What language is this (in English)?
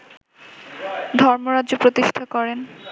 Bangla